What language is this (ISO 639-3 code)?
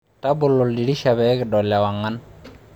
mas